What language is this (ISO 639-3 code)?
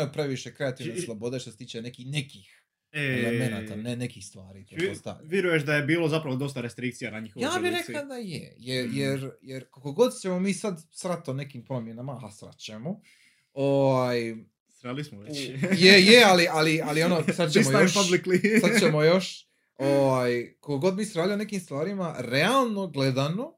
hrv